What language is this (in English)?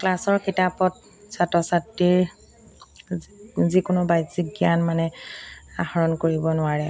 Assamese